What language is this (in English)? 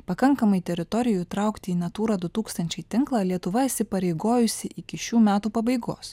Lithuanian